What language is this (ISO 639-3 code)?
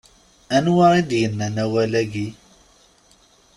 kab